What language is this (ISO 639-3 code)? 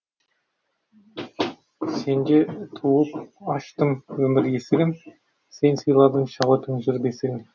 kaz